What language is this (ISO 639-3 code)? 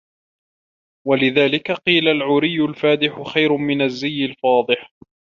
ara